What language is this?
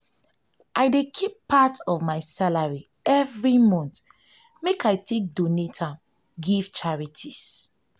Nigerian Pidgin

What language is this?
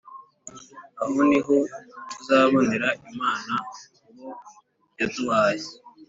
Kinyarwanda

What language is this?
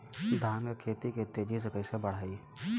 Bhojpuri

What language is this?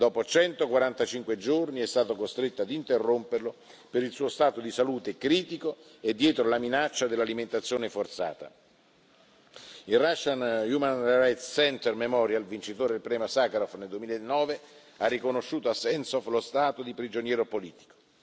Italian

